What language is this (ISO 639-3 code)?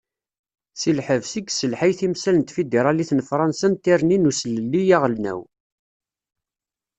kab